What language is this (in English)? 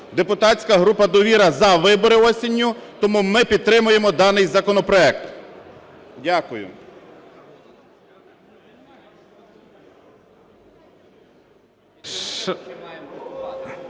Ukrainian